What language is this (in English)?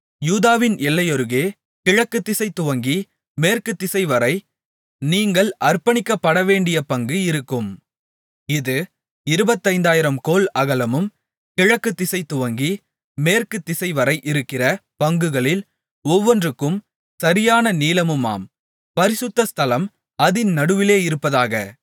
Tamil